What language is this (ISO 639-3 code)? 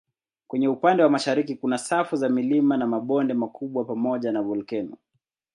swa